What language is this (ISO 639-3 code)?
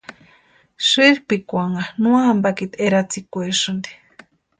pua